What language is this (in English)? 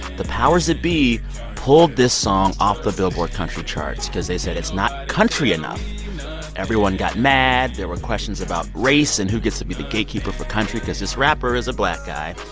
English